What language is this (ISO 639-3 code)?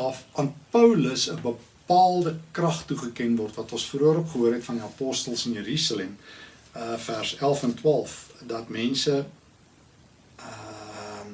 nld